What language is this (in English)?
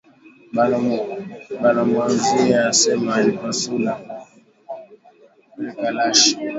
Swahili